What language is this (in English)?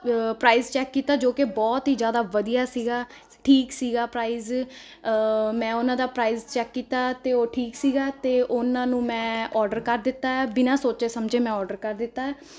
Punjabi